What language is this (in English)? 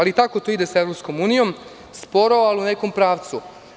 Serbian